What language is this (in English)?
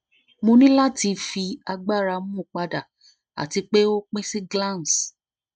Yoruba